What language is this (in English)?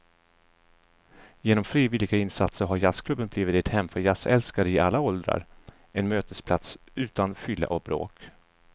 Swedish